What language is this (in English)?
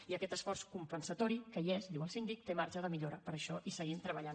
Catalan